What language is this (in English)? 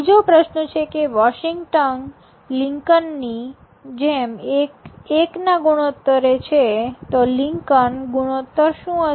Gujarati